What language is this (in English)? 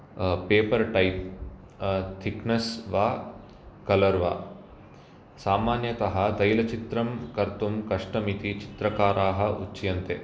Sanskrit